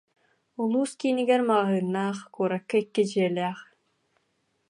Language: Yakut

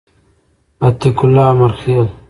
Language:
Pashto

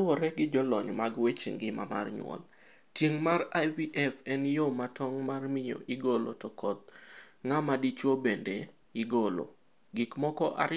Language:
Luo (Kenya and Tanzania)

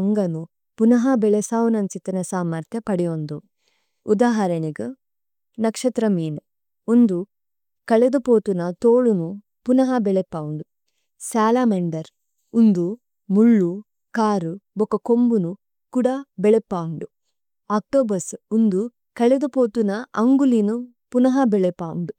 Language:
Tulu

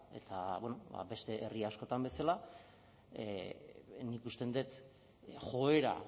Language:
Basque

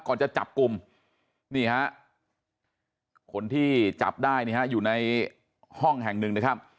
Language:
Thai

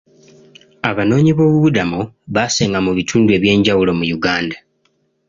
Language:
Ganda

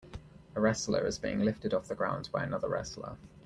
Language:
English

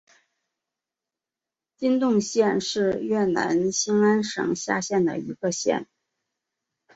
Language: Chinese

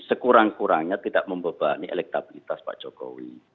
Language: Indonesian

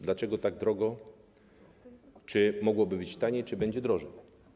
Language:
Polish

